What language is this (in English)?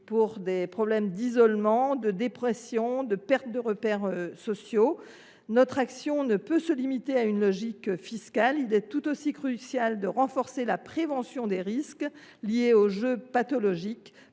French